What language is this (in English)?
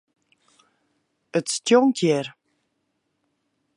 Western Frisian